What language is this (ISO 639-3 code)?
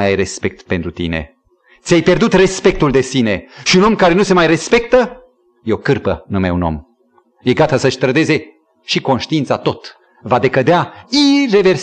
ron